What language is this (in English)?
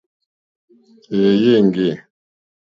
Mokpwe